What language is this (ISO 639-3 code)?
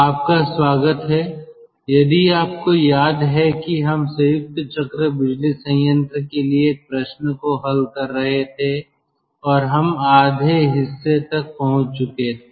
hin